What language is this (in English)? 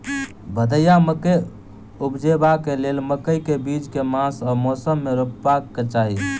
Maithili